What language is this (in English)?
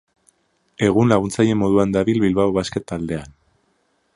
Basque